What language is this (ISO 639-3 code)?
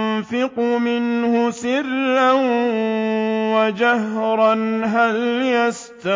ara